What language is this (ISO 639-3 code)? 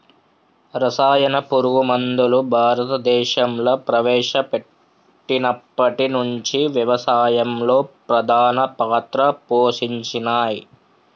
tel